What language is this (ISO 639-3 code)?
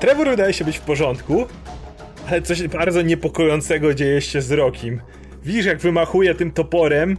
pol